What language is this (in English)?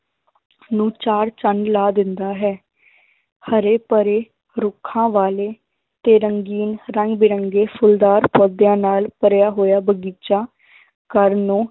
Punjabi